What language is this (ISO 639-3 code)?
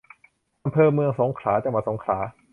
tha